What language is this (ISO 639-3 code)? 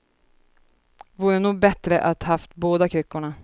swe